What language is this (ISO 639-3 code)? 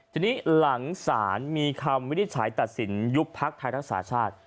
tha